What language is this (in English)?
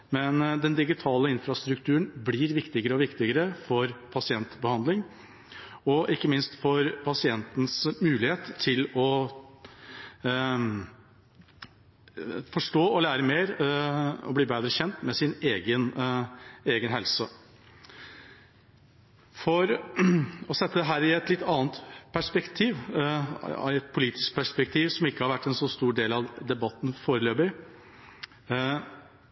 Norwegian Bokmål